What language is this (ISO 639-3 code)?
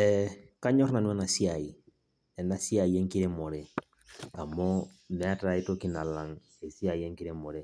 mas